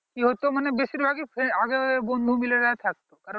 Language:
Bangla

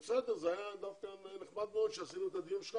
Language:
Hebrew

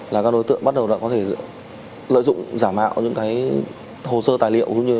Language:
Vietnamese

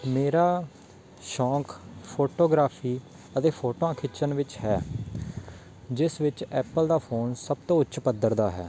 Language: Punjabi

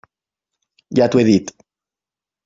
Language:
Catalan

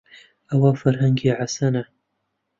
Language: Central Kurdish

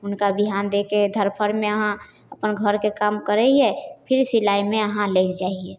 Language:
Maithili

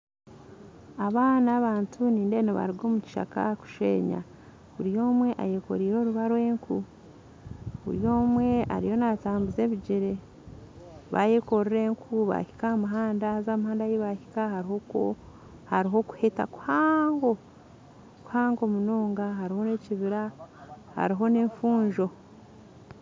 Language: Nyankole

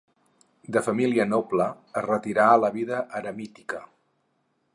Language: Catalan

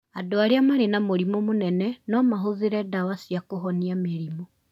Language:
Kikuyu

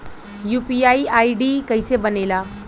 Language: Bhojpuri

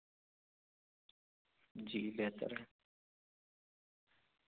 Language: Urdu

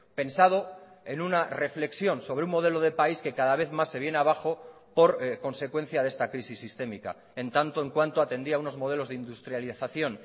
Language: Spanish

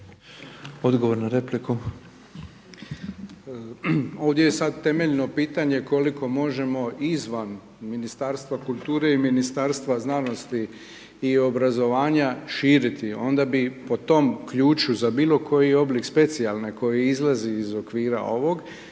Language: Croatian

